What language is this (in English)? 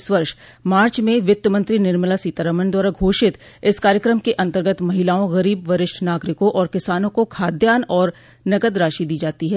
Hindi